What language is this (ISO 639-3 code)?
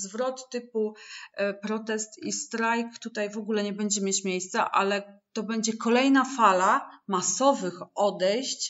pol